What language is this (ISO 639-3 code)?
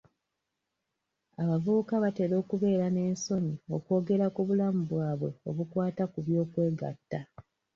lug